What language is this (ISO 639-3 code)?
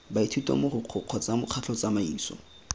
tsn